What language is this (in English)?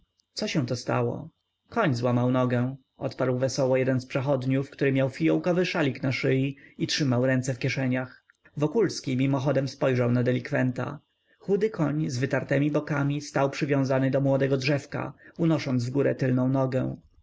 Polish